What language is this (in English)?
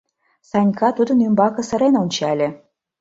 Mari